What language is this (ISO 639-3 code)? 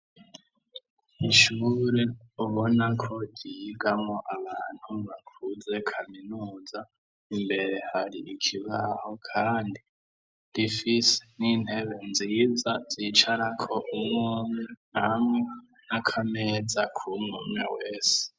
run